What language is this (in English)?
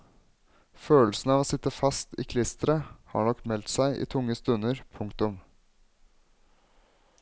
Norwegian